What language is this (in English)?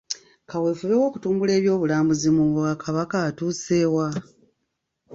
Ganda